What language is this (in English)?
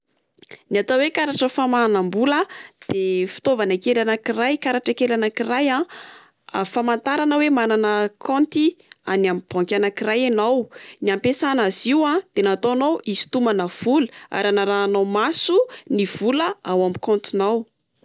Malagasy